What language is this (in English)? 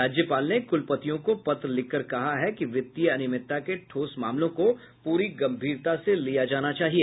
Hindi